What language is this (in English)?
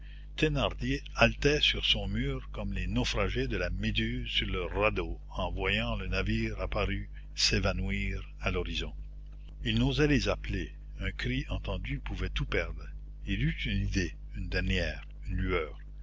French